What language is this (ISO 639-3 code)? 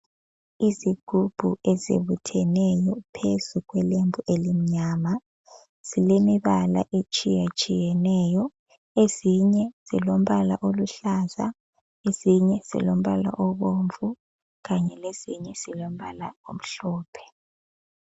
nde